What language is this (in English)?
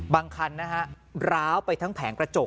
Thai